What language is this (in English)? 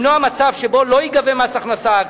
Hebrew